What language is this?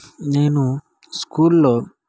Telugu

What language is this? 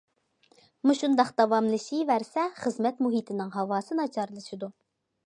Uyghur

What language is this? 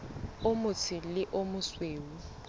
Southern Sotho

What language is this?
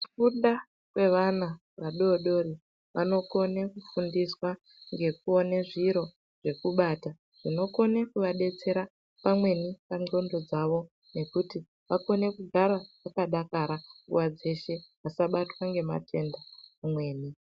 Ndau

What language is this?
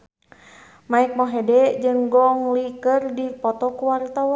Sundanese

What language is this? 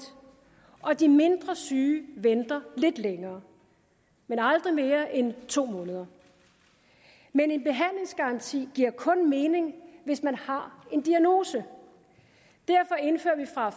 Danish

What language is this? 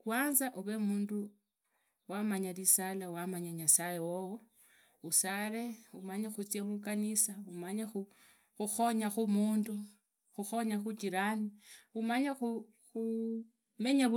Idakho-Isukha-Tiriki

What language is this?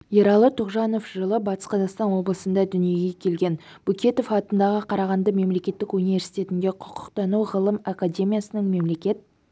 Kazakh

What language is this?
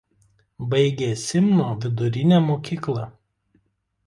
Lithuanian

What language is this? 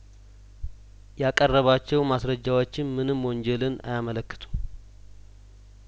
Amharic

